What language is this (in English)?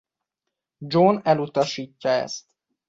Hungarian